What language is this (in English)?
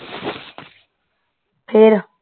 Punjabi